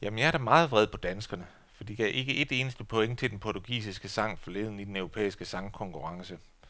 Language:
Danish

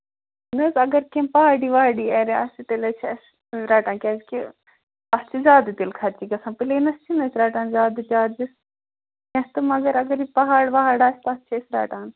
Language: Kashmiri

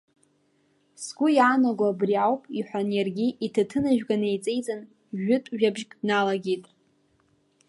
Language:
Abkhazian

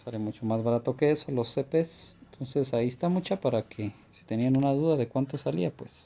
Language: Spanish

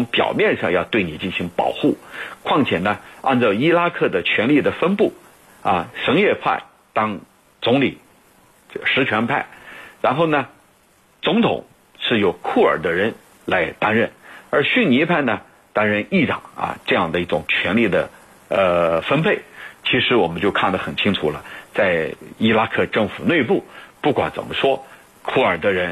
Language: Chinese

